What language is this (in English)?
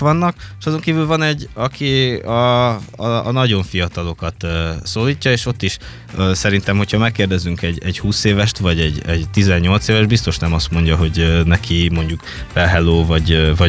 Hungarian